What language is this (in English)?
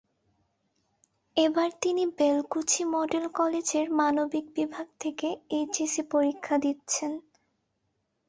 Bangla